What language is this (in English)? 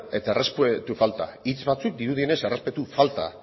Basque